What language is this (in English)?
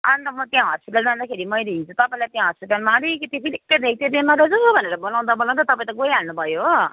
Nepali